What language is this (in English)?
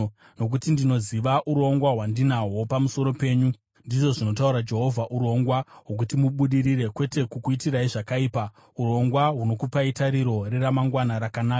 Shona